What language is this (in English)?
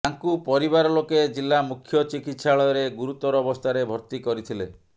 Odia